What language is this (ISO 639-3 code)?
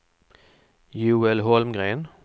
swe